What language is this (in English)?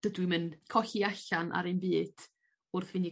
Welsh